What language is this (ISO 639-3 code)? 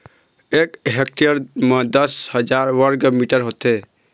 hne